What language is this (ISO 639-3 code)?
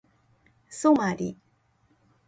jpn